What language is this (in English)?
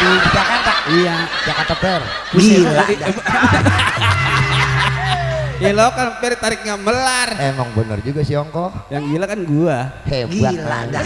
Indonesian